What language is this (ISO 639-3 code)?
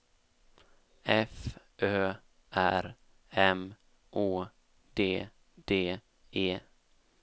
swe